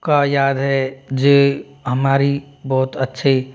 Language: Hindi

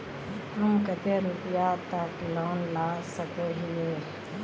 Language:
Magahi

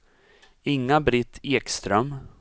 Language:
Swedish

